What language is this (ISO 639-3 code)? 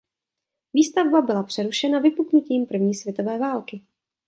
ces